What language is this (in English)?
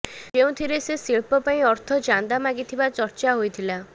Odia